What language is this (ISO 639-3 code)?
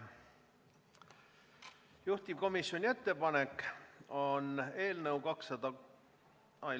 est